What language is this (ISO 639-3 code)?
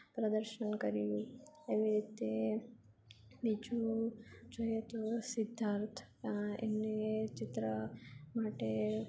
guj